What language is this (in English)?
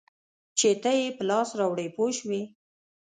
Pashto